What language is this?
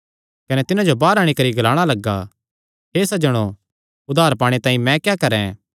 Kangri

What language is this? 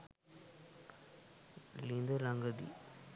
Sinhala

